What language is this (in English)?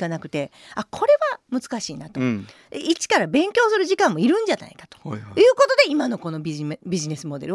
Japanese